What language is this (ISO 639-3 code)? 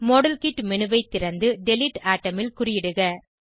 tam